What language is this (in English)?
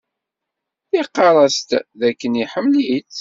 Kabyle